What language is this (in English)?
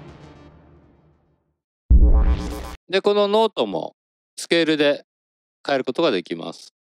Japanese